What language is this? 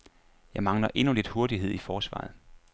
Danish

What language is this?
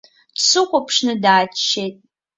Abkhazian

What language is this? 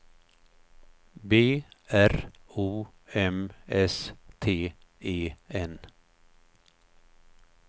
Swedish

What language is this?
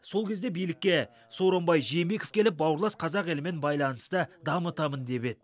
Kazakh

